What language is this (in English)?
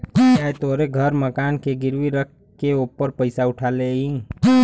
Bhojpuri